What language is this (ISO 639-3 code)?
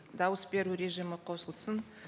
kaz